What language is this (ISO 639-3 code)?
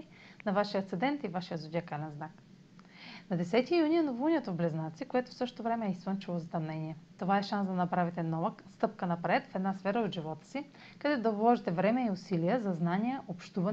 bul